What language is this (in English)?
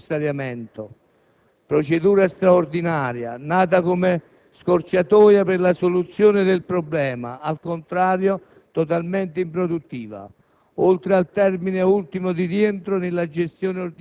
Italian